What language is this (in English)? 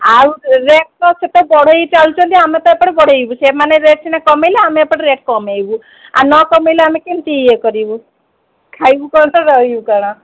Odia